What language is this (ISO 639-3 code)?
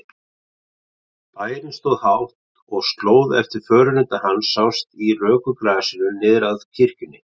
isl